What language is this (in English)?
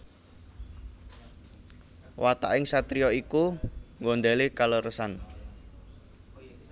Javanese